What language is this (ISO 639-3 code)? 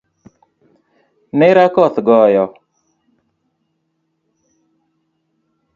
luo